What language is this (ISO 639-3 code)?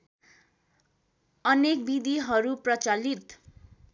nep